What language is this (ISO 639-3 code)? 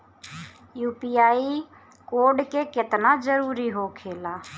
bho